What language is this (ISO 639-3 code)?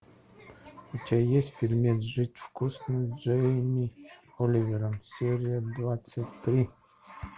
rus